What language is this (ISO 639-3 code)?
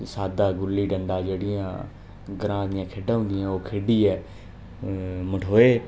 doi